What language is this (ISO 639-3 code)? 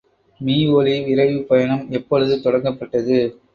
tam